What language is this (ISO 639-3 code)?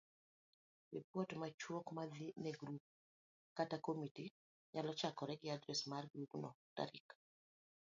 luo